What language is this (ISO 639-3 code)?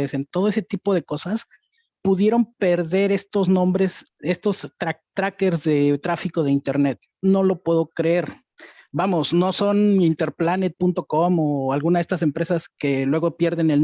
spa